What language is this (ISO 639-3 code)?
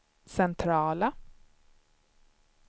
swe